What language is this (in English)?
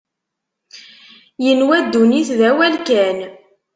Kabyle